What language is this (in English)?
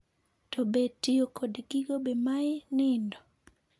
Luo (Kenya and Tanzania)